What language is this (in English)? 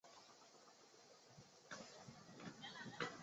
Chinese